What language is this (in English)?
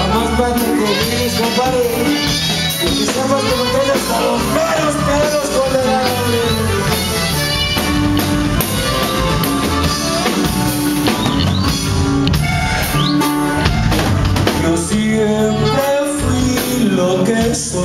Greek